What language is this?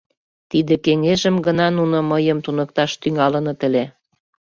Mari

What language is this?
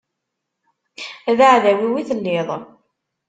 Kabyle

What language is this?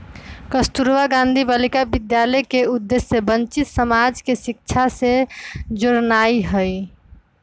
Magahi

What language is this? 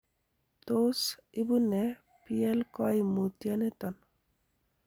Kalenjin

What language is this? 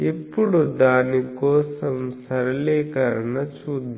Telugu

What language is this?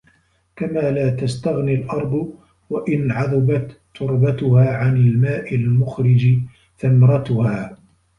Arabic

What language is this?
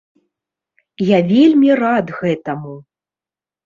Belarusian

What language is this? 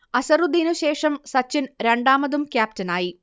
Malayalam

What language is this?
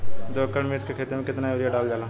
Bhojpuri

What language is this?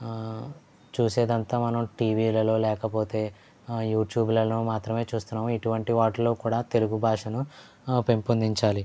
Telugu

